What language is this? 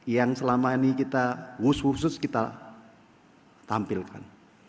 Indonesian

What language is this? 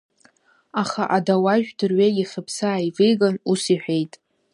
Abkhazian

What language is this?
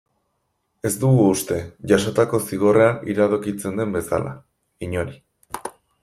Basque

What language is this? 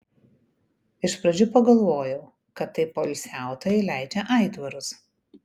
Lithuanian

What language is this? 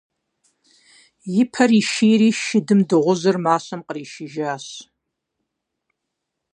Kabardian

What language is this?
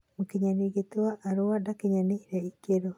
Kikuyu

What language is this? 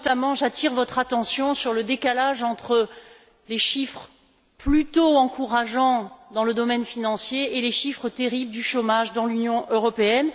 French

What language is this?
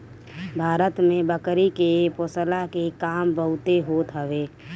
Bhojpuri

